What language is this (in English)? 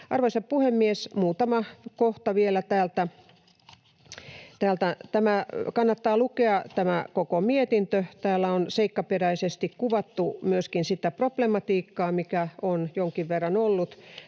Finnish